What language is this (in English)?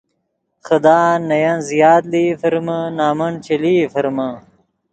Yidgha